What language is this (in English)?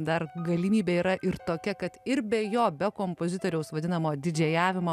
Lithuanian